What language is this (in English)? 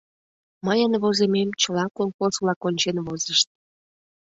Mari